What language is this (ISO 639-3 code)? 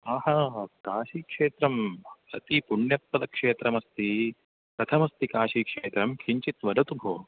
san